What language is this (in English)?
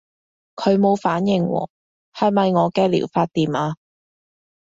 Cantonese